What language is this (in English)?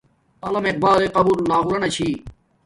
Domaaki